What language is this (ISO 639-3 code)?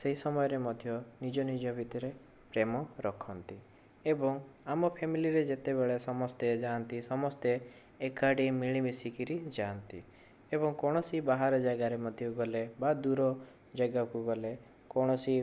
ori